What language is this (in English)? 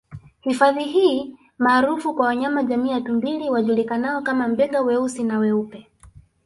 Swahili